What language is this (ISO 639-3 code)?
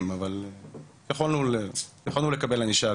heb